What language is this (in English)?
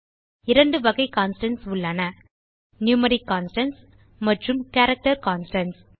Tamil